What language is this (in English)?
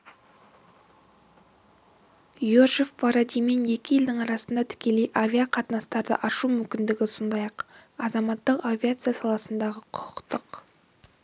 Kazakh